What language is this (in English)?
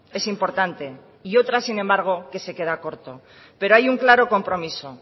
Spanish